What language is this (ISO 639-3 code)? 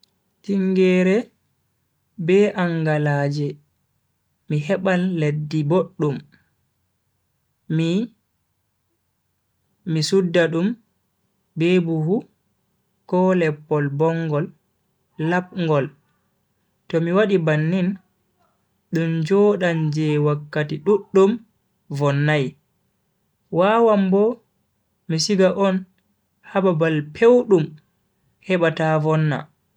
fui